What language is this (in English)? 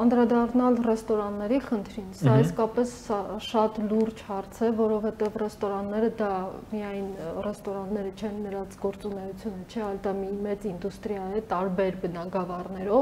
Russian